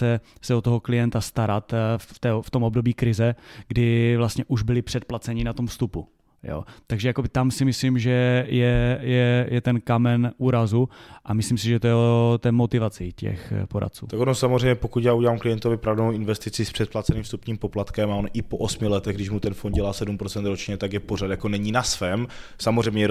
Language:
Czech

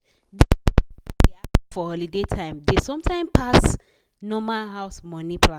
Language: Nigerian Pidgin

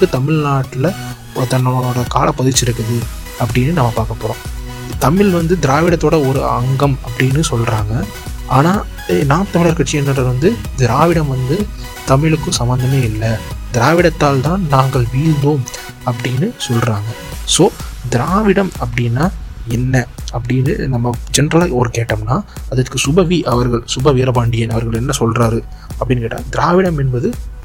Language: Tamil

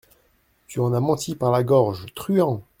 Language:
French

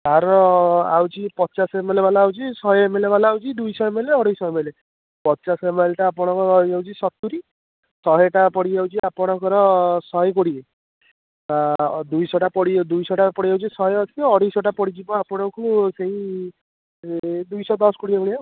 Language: Odia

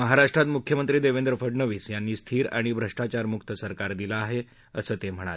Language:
Marathi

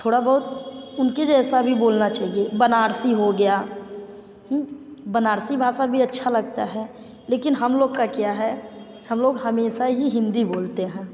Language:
Hindi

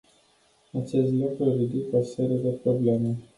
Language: Romanian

